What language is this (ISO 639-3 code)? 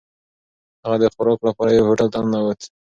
pus